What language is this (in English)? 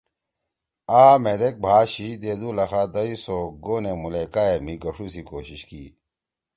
Torwali